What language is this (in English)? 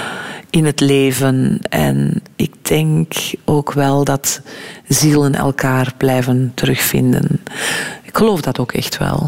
Dutch